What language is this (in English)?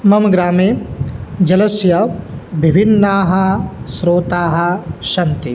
Sanskrit